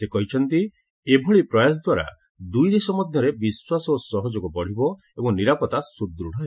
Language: Odia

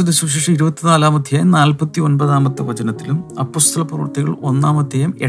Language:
Malayalam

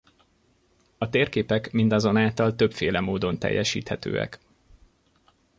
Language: Hungarian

